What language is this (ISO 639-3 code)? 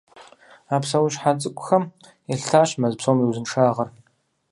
kbd